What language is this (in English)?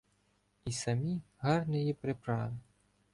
Ukrainian